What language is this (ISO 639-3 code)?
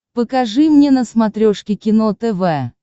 rus